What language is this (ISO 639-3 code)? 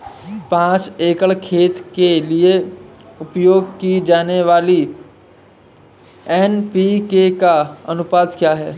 hin